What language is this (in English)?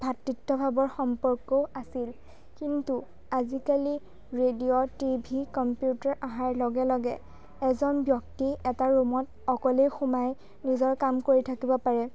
Assamese